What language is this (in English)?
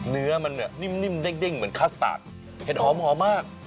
Thai